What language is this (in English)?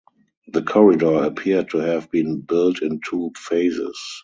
English